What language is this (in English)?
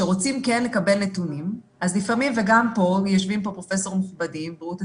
Hebrew